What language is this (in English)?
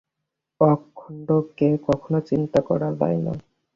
Bangla